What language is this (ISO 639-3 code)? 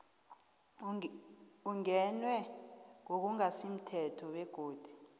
nbl